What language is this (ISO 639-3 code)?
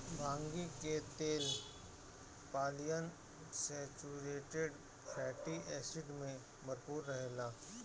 bho